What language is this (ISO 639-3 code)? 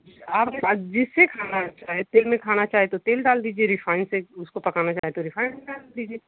hin